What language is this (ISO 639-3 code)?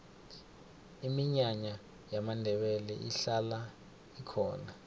nbl